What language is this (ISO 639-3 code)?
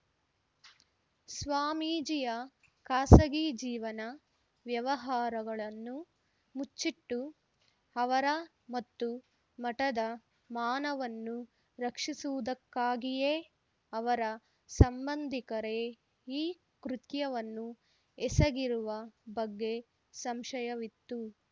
kan